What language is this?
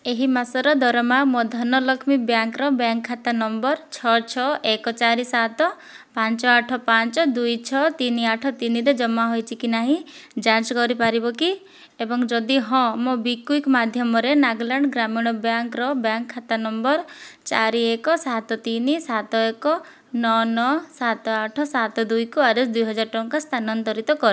Odia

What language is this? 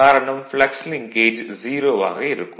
Tamil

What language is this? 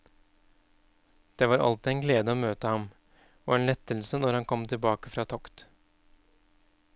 Norwegian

